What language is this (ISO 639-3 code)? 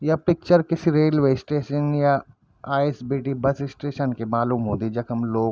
gbm